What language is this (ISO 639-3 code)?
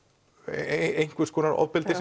isl